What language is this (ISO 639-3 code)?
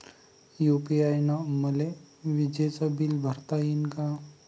mar